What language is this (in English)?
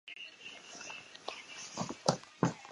Chinese